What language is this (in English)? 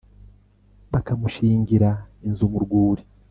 Kinyarwanda